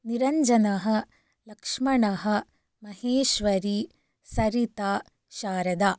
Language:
Sanskrit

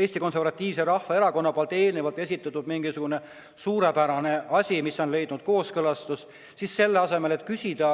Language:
Estonian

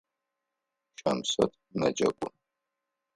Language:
Adyghe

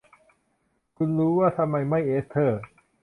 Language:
Thai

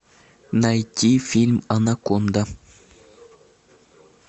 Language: Russian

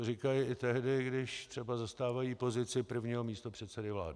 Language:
Czech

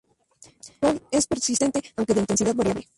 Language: Spanish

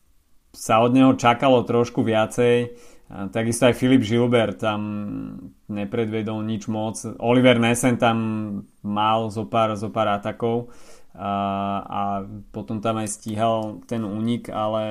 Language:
Slovak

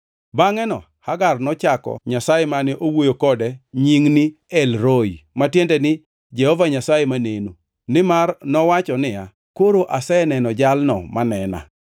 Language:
Luo (Kenya and Tanzania)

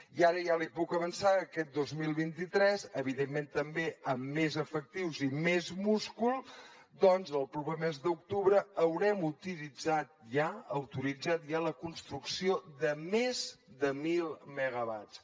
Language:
Catalan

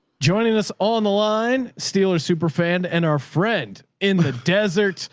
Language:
English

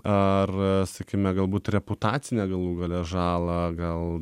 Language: Lithuanian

